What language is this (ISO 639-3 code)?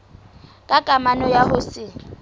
sot